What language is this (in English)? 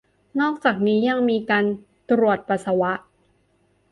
Thai